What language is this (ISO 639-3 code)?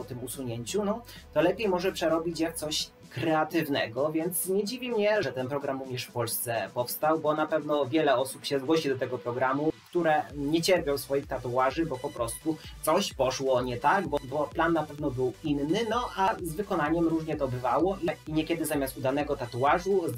pol